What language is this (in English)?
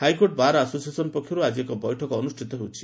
Odia